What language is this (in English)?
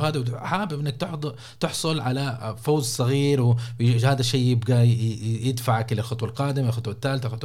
Arabic